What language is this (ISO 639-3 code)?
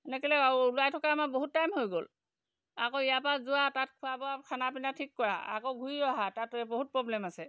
asm